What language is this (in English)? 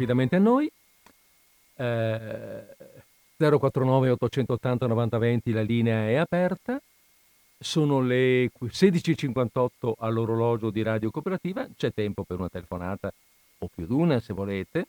Italian